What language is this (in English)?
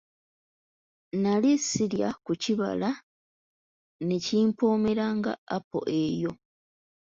Ganda